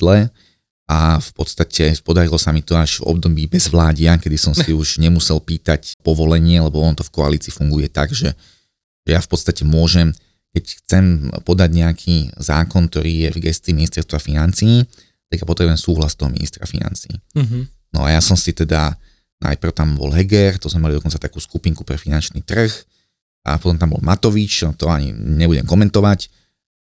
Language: Slovak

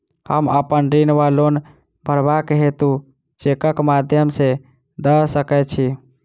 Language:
Maithili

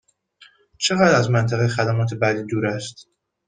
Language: Persian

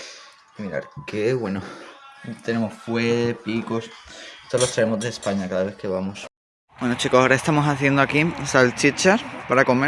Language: Spanish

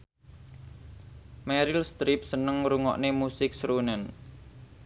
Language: Javanese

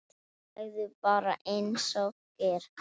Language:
Icelandic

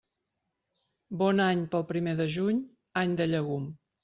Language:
Catalan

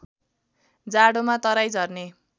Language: Nepali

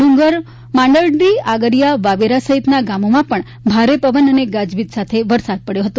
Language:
Gujarati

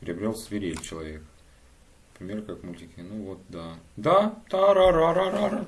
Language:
Russian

